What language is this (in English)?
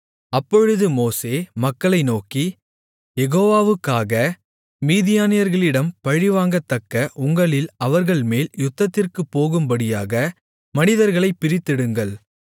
Tamil